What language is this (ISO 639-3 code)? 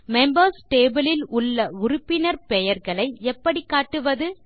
tam